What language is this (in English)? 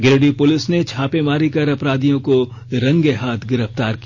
Hindi